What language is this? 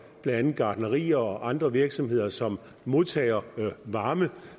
Danish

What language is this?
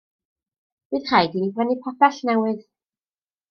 Welsh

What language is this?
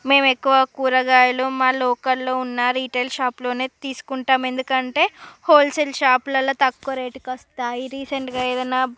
Telugu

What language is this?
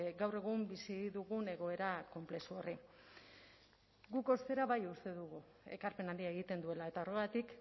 Basque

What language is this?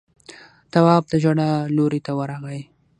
Pashto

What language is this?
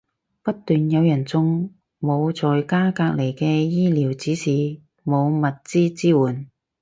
Cantonese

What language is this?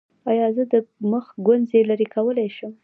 Pashto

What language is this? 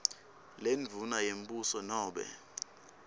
Swati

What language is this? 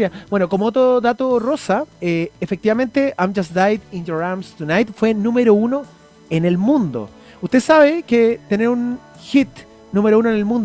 Spanish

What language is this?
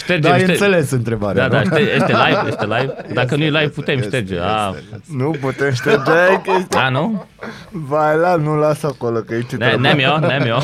Romanian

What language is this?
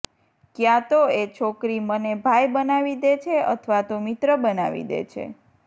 Gujarati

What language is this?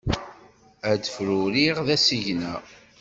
Kabyle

